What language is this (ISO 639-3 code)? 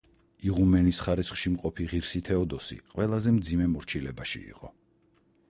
kat